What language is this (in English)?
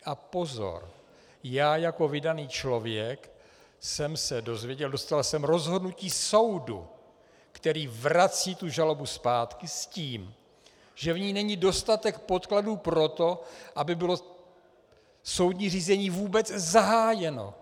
Czech